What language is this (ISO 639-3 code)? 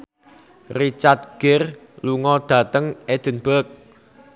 jav